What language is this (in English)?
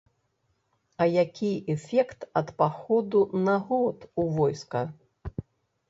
Belarusian